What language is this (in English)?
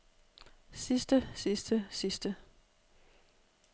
Danish